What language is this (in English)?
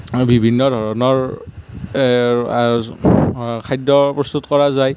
Assamese